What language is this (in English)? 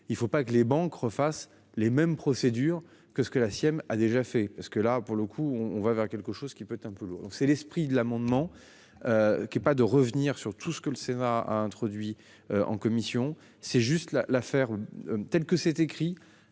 French